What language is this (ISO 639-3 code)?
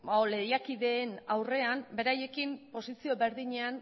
eus